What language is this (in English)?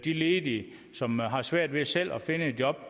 Danish